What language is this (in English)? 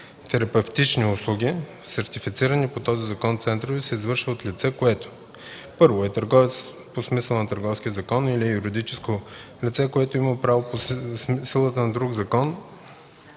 Bulgarian